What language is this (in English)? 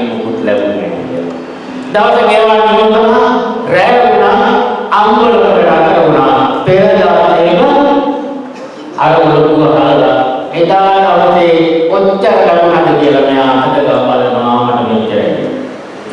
Sinhala